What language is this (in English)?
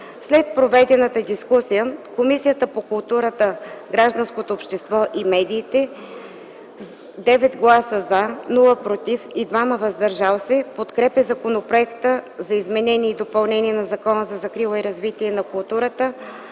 Bulgarian